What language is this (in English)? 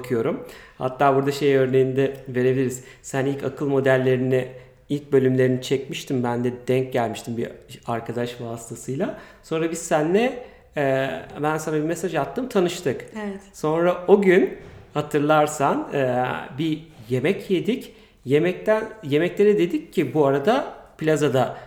Turkish